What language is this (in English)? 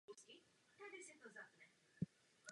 Czech